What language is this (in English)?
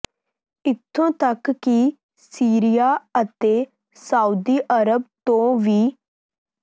Punjabi